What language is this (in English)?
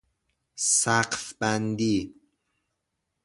Persian